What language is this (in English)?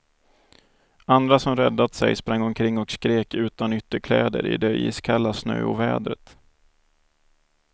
Swedish